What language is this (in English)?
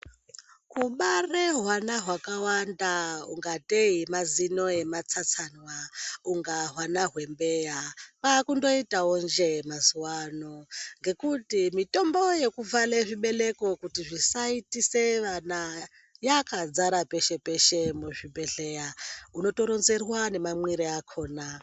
Ndau